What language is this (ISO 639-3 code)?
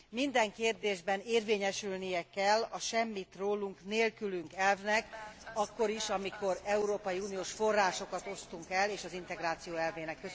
hun